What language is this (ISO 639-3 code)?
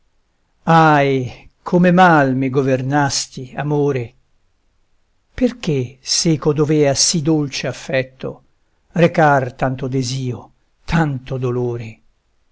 ita